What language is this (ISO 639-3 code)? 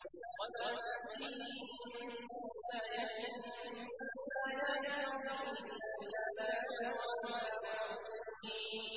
ara